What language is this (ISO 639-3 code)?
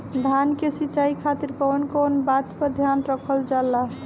bho